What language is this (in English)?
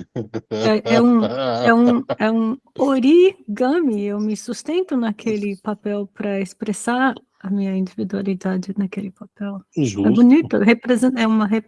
Portuguese